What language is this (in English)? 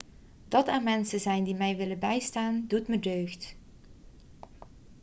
Dutch